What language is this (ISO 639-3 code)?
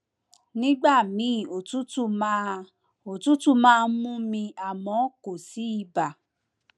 yor